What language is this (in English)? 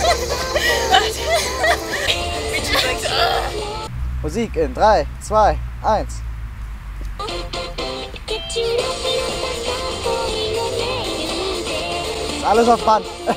Thai